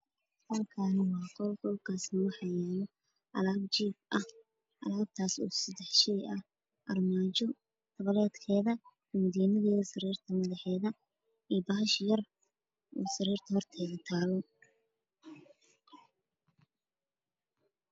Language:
Somali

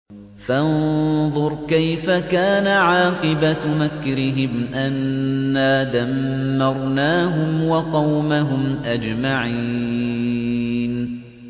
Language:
Arabic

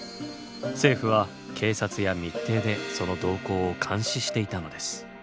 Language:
Japanese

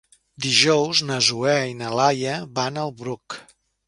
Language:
Catalan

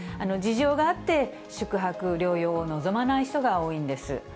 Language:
Japanese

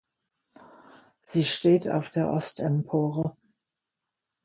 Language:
German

